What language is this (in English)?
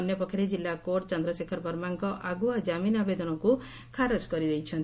Odia